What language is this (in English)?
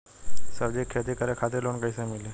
Bhojpuri